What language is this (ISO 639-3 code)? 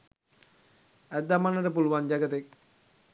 sin